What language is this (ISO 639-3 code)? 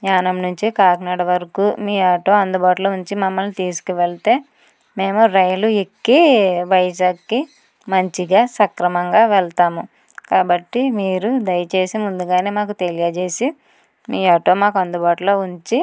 tel